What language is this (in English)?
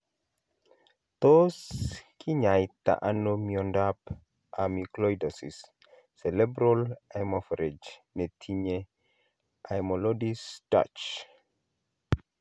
Kalenjin